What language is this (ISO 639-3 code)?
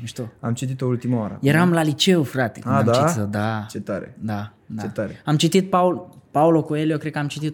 ron